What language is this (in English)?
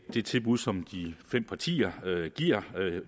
Danish